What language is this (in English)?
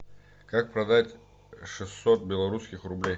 Russian